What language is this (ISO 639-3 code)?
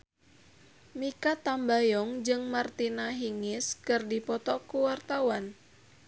sun